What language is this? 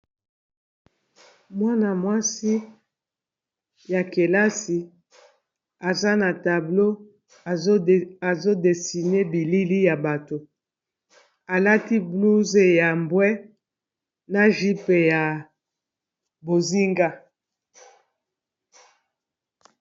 Lingala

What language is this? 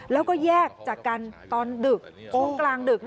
Thai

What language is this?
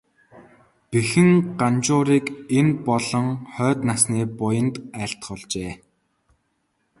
Mongolian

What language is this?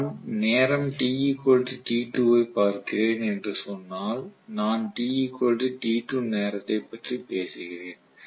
Tamil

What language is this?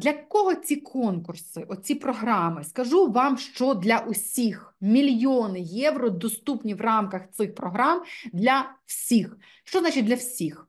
Ukrainian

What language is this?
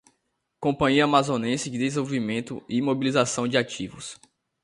Portuguese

